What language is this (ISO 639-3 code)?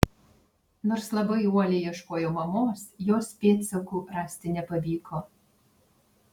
lit